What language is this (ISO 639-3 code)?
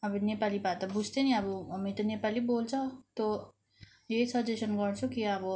nep